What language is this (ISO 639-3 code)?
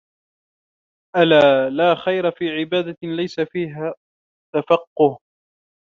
ara